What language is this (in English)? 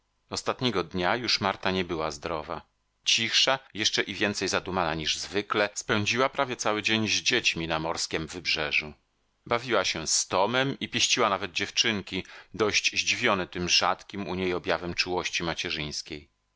Polish